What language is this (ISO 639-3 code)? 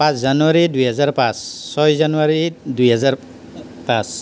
asm